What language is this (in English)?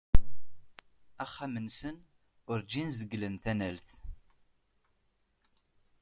Kabyle